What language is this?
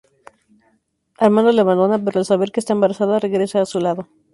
Spanish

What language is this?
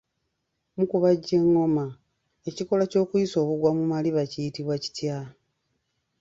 Ganda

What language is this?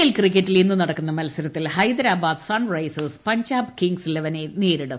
Malayalam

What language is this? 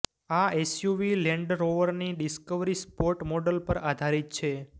Gujarati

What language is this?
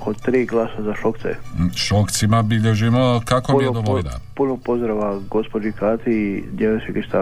Croatian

